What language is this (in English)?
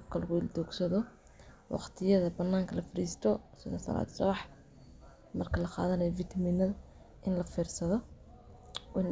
Somali